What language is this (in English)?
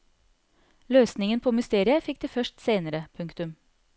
Norwegian